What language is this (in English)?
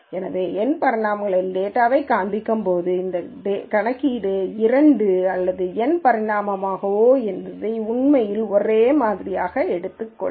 Tamil